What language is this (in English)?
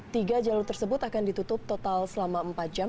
Indonesian